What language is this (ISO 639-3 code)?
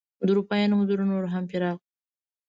pus